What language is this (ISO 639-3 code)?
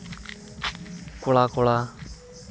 sat